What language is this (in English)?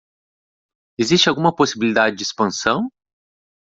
Portuguese